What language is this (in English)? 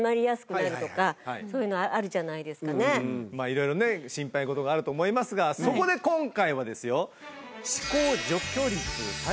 Japanese